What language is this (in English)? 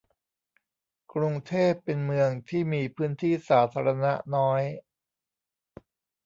Thai